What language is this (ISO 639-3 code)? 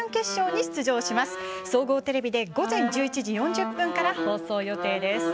jpn